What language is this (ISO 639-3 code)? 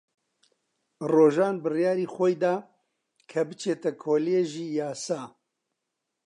ckb